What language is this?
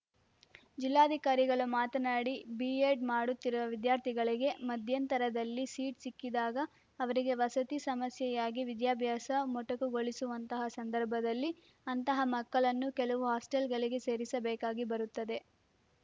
Kannada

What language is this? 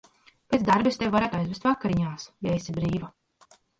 Latvian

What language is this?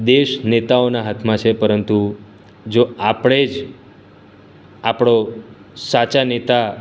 Gujarati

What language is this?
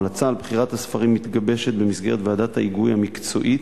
Hebrew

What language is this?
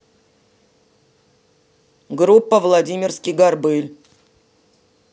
Russian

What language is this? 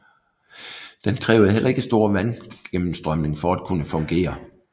Danish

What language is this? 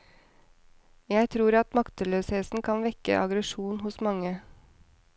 Norwegian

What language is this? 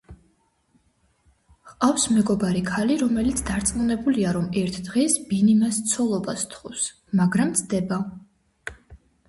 Georgian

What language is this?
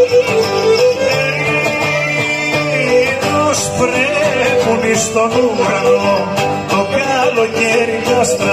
Greek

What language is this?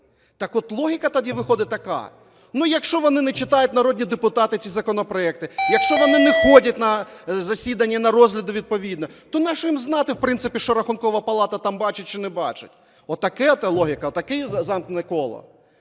Ukrainian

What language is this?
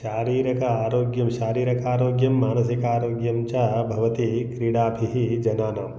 Sanskrit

